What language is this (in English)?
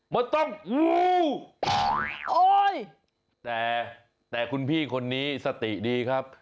Thai